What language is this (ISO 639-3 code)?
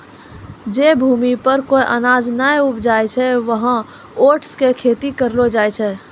mai